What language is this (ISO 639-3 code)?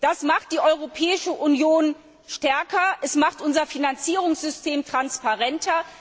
deu